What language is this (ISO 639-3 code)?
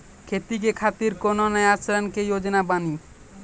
mai